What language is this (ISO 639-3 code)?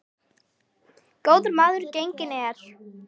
isl